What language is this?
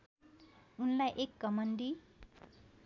Nepali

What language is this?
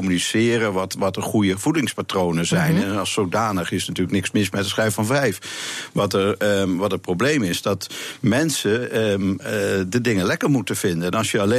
Dutch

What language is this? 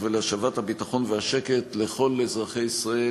Hebrew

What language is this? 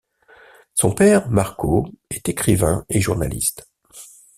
French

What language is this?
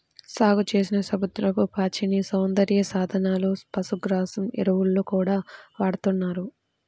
Telugu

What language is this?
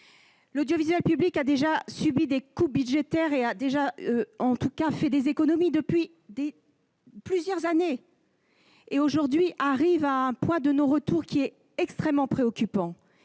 French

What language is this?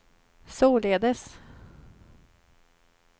Swedish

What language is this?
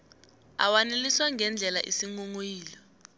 South Ndebele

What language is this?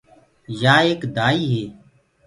Gurgula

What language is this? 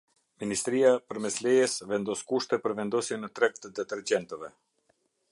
Albanian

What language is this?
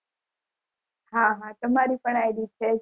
Gujarati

